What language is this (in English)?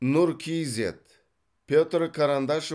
Kazakh